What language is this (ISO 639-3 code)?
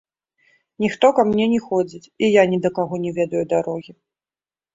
bel